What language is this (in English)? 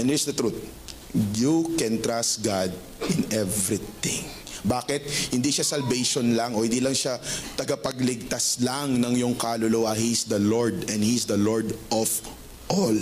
Filipino